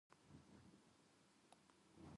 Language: Japanese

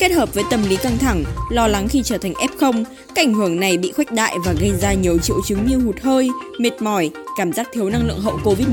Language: Vietnamese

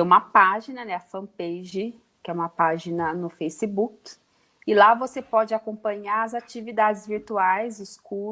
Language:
Portuguese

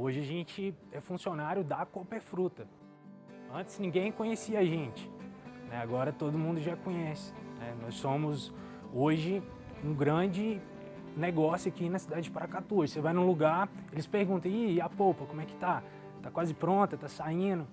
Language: Portuguese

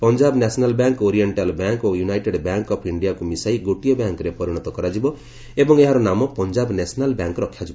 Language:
Odia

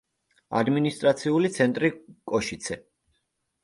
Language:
Georgian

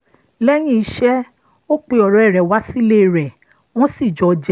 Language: Yoruba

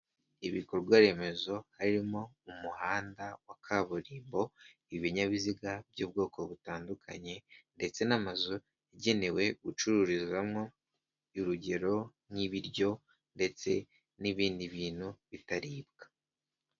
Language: Kinyarwanda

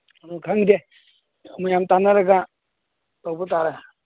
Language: Manipuri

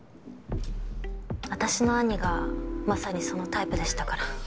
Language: Japanese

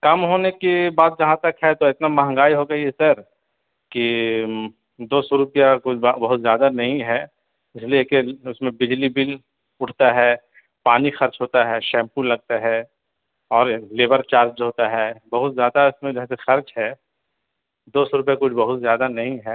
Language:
Urdu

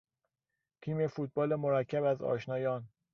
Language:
Persian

